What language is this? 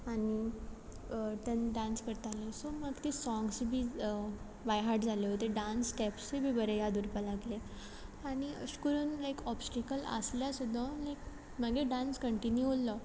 Konkani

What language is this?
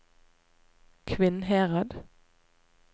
Norwegian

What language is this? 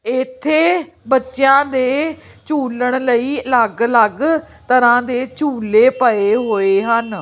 Punjabi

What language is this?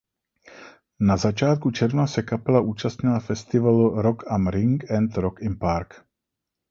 Czech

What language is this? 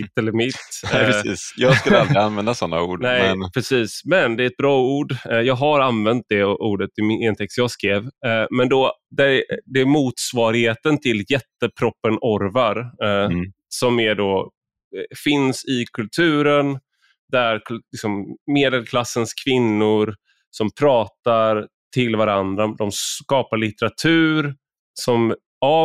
Swedish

